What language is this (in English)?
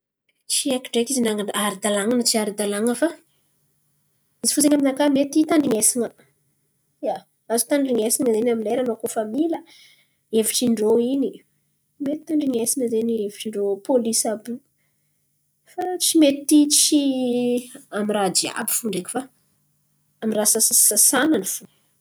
Antankarana Malagasy